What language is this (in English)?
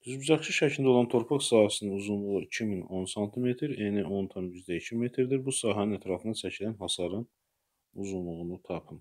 Turkish